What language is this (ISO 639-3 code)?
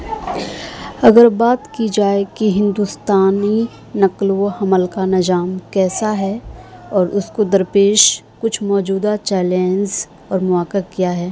urd